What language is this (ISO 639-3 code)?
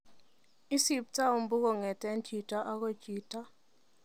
kln